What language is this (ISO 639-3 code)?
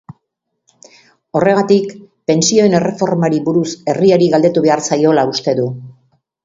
eus